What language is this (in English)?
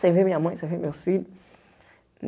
Portuguese